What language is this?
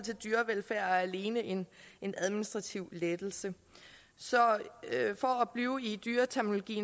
Danish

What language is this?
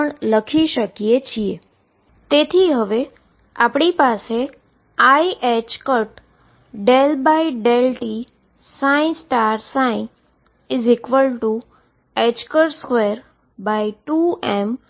Gujarati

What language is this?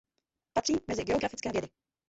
Czech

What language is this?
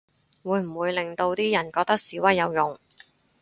Cantonese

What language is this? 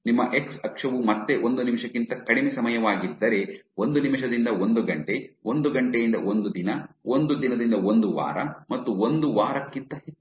Kannada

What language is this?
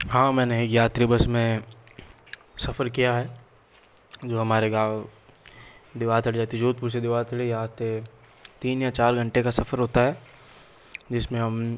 Hindi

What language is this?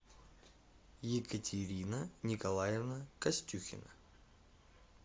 Russian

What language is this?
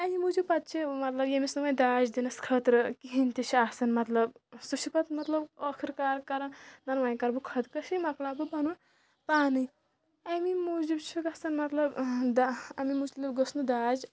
Kashmiri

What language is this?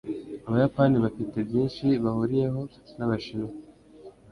Kinyarwanda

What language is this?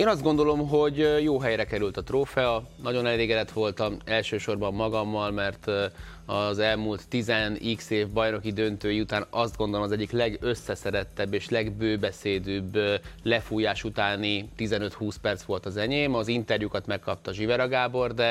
Hungarian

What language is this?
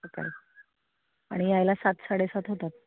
Marathi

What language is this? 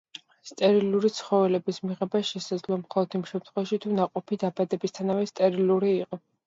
Georgian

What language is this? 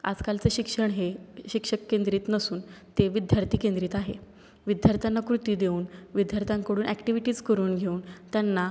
Marathi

